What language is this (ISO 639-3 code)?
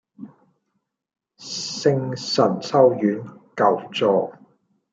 yue